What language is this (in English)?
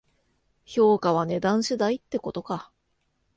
Japanese